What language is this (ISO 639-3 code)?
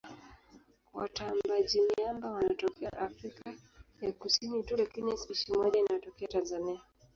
swa